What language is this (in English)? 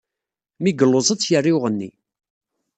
Kabyle